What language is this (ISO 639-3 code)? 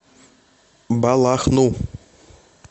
rus